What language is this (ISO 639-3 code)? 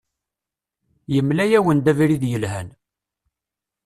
kab